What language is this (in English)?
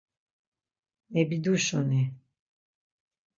Laz